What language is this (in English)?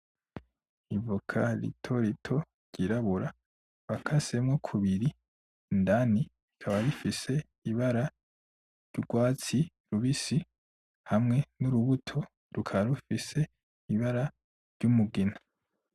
Rundi